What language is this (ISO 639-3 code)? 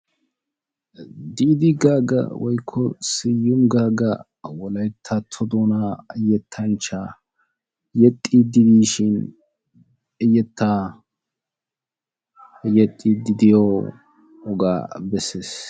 wal